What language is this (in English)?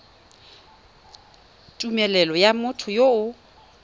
Tswana